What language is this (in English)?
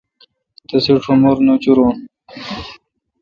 Kalkoti